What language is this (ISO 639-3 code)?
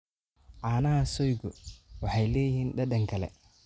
som